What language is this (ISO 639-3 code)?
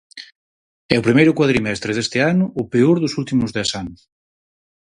glg